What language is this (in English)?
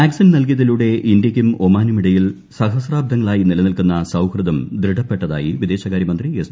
Malayalam